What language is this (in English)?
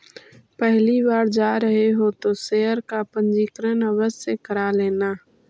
Magahi